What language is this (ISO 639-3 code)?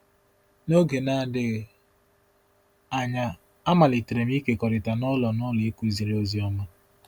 ibo